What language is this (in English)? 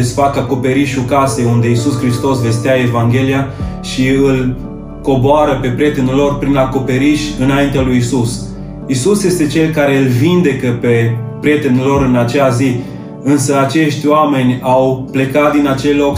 Romanian